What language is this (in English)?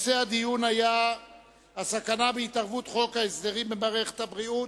Hebrew